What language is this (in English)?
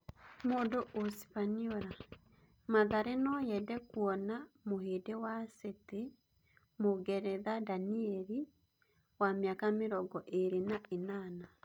Kikuyu